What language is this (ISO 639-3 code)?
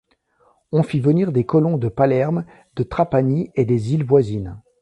fra